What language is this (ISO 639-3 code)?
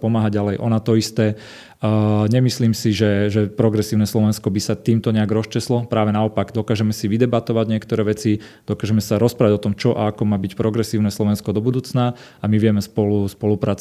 slk